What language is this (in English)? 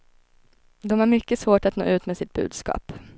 Swedish